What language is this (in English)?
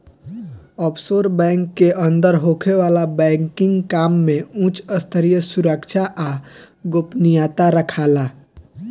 Bhojpuri